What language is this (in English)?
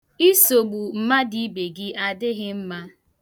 Igbo